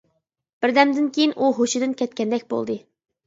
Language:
Uyghur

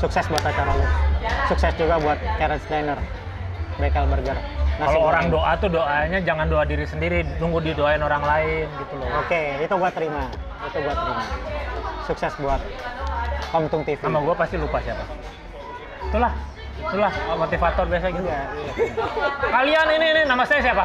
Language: Indonesian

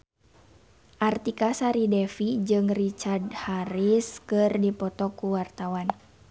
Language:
Sundanese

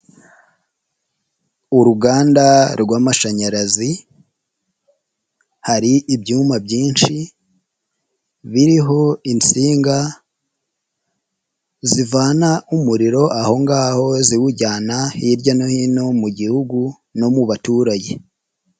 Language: Kinyarwanda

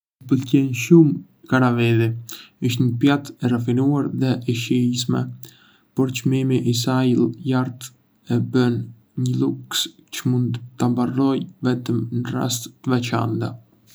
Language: Arbëreshë Albanian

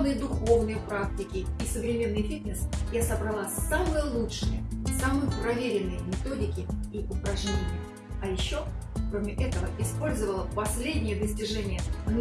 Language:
Russian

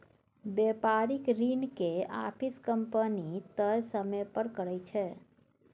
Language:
Maithili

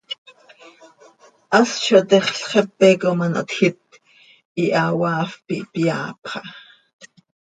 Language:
Seri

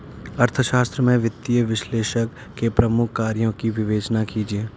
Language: Hindi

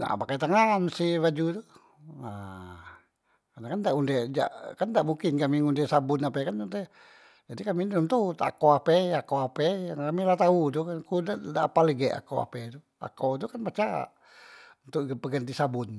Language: Musi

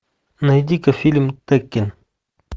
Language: Russian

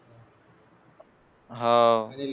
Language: Marathi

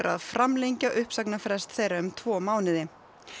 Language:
Icelandic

